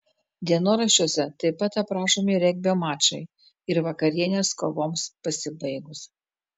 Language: Lithuanian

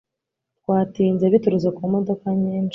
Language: Kinyarwanda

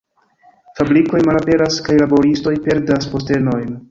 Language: Esperanto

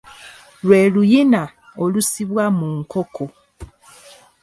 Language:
Ganda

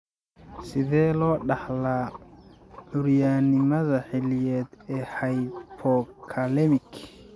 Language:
Somali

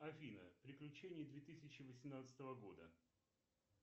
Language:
Russian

